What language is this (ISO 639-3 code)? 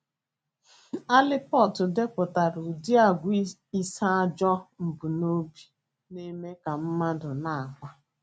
ibo